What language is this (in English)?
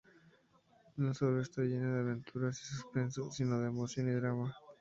Spanish